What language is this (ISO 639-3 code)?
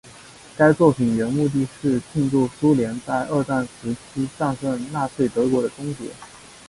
zho